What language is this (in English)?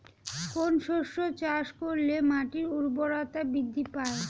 Bangla